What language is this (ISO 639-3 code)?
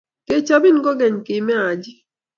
kln